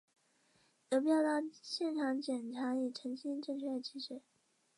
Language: Chinese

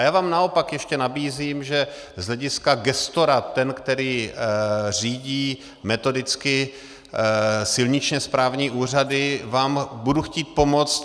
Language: Czech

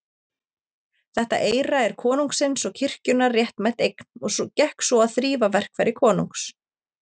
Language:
Icelandic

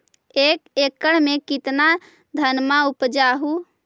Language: Magahi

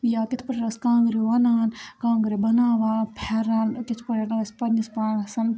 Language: Kashmiri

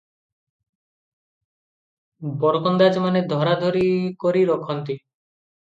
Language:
Odia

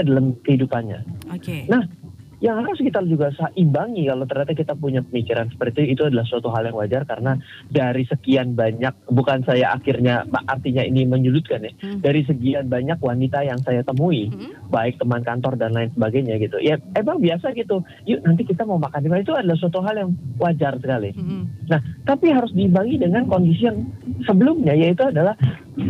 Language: Indonesian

